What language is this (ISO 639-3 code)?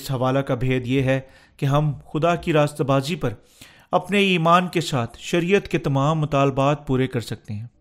urd